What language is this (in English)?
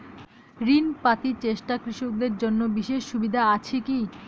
Bangla